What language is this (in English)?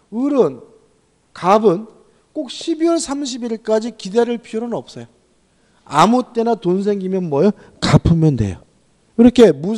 Korean